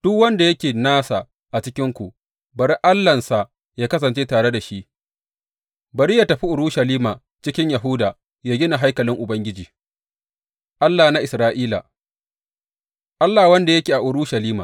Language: Hausa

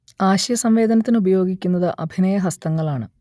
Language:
Malayalam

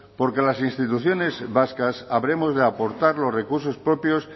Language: Spanish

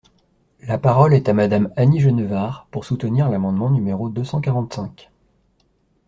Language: French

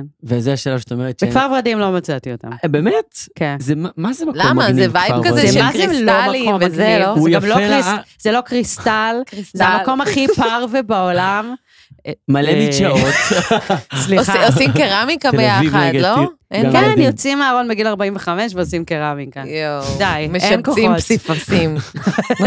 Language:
Hebrew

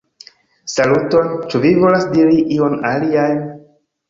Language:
Esperanto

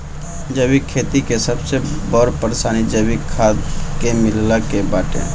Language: Bhojpuri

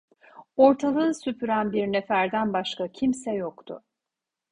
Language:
Turkish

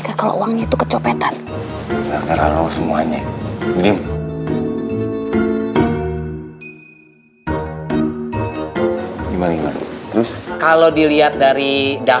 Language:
Indonesian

